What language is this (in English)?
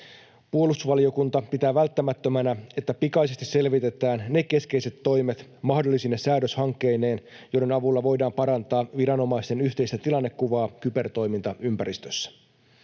Finnish